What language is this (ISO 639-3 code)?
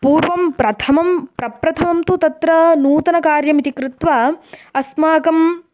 san